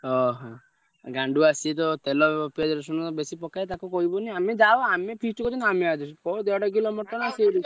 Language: Odia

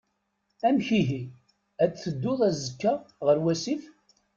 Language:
Kabyle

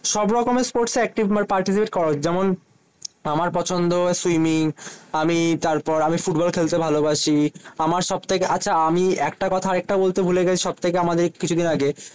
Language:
Bangla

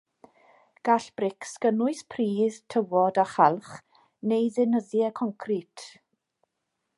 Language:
Welsh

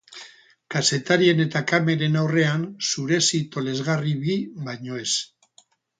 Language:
Basque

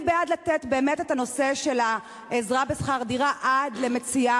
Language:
Hebrew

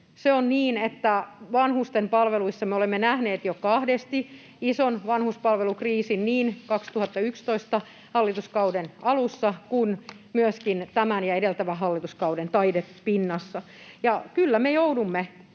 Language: Finnish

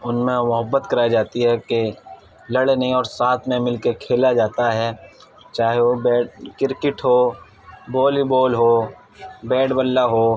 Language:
Urdu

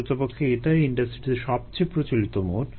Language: Bangla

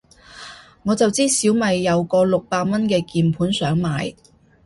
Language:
Cantonese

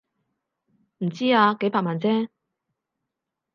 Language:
Cantonese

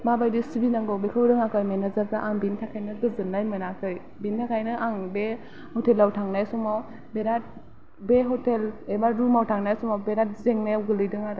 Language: Bodo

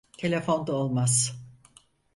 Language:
Turkish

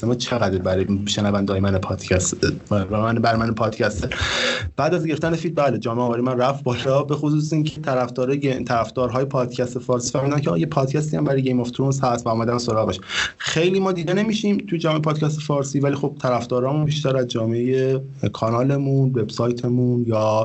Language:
Persian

